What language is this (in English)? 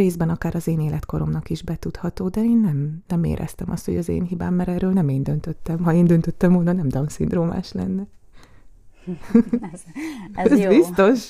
Hungarian